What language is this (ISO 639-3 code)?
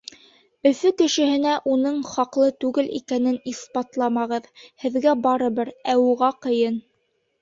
bak